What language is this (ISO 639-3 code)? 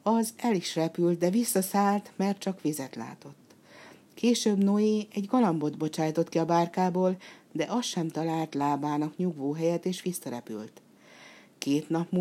hun